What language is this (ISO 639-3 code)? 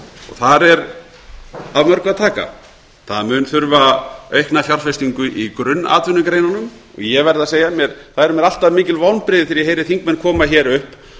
isl